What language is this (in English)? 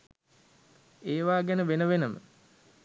Sinhala